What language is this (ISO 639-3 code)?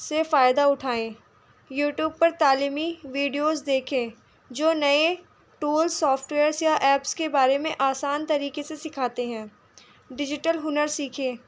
urd